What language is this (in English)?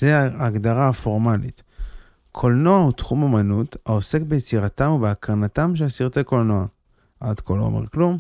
Hebrew